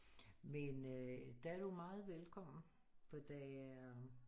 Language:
Danish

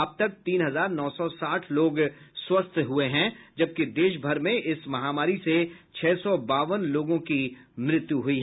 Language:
Hindi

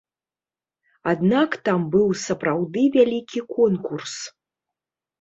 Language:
Belarusian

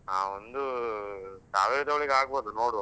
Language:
Kannada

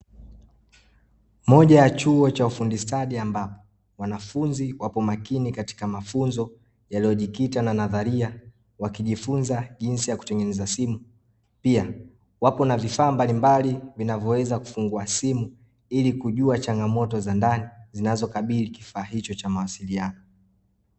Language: Swahili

